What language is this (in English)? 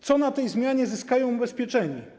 Polish